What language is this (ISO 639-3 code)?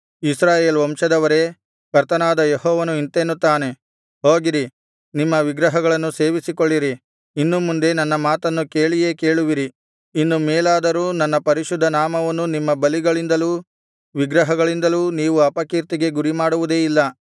kan